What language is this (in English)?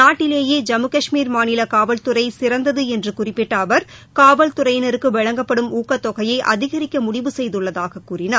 Tamil